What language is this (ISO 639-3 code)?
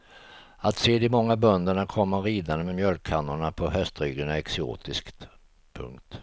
swe